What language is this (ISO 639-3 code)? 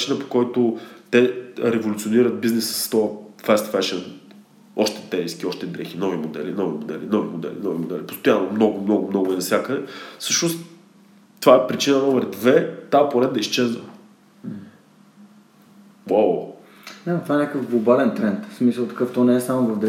bul